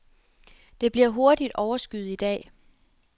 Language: Danish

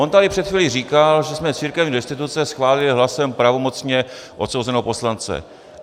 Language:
Czech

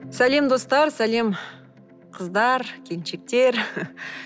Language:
Kazakh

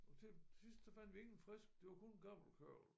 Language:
Danish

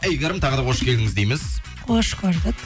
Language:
Kazakh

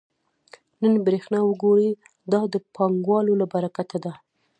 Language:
Pashto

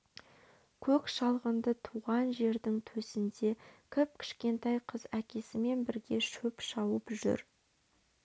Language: Kazakh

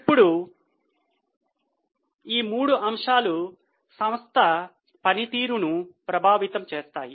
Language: Telugu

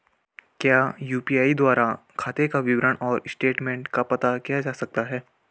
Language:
Hindi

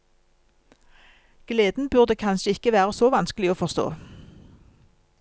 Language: Norwegian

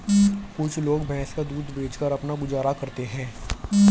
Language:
Hindi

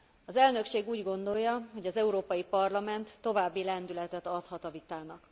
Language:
Hungarian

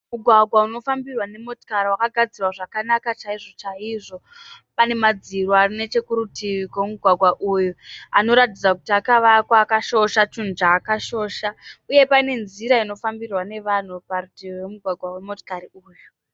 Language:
Shona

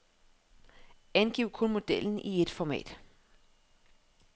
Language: Danish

